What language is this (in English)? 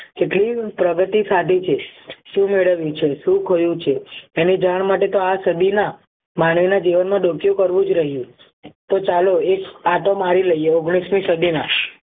Gujarati